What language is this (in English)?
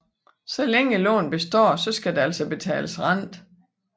Danish